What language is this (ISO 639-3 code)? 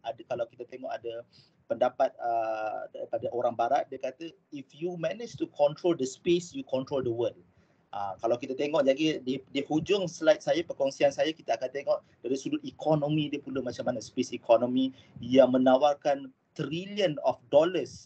msa